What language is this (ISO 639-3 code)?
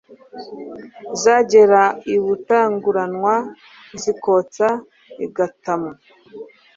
kin